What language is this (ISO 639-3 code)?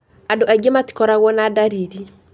kik